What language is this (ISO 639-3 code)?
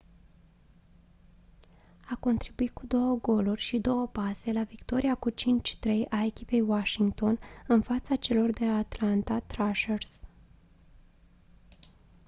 ron